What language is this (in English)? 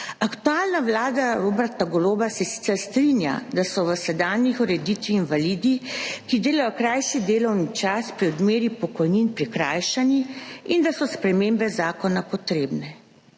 Slovenian